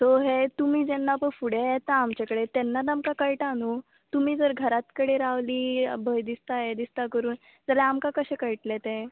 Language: Konkani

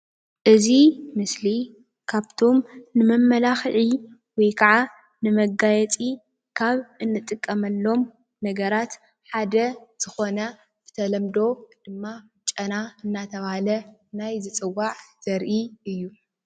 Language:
Tigrinya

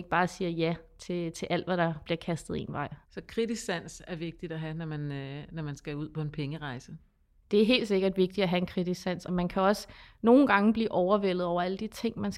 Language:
Danish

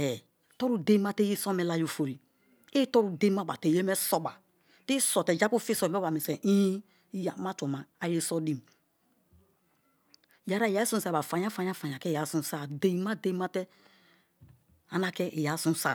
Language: Kalabari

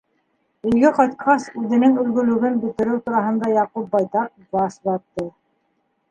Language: Bashkir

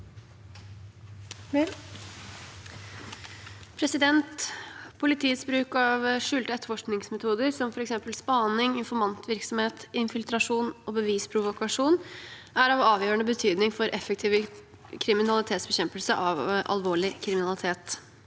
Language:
Norwegian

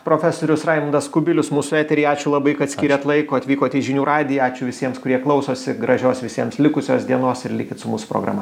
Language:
Lithuanian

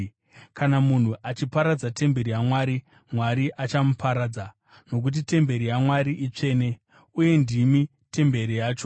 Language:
Shona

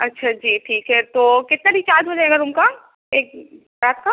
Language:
Urdu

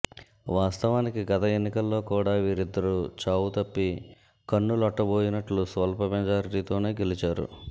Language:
Telugu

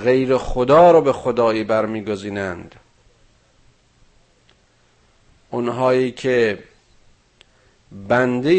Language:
Persian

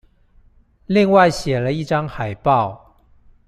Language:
Chinese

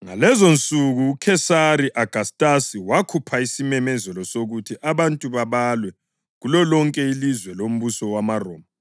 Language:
North Ndebele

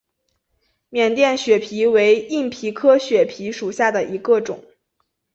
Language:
Chinese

